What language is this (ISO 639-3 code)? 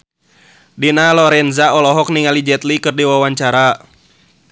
sun